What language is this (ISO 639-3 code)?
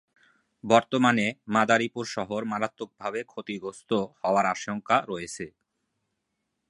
ben